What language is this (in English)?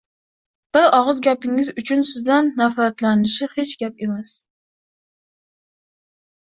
Uzbek